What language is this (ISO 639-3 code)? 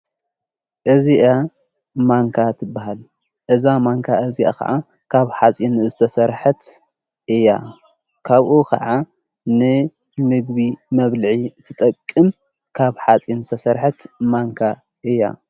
tir